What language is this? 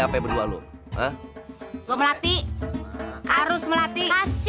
Indonesian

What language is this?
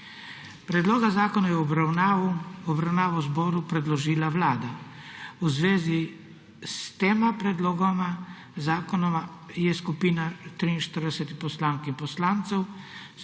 Slovenian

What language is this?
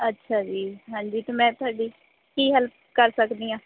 Punjabi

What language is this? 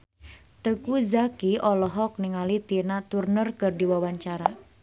Sundanese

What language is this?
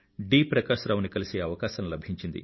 Telugu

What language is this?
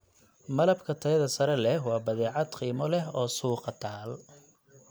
Somali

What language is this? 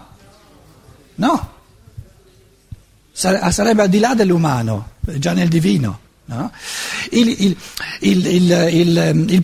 Italian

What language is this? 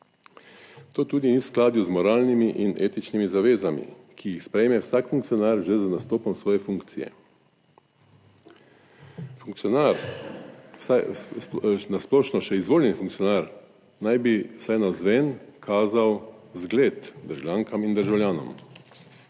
Slovenian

